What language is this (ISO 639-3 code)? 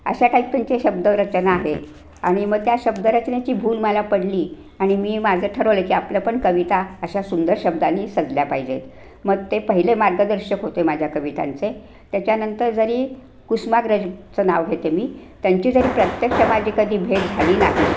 mar